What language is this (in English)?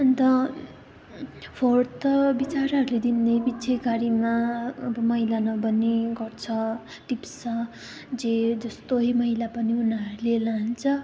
Nepali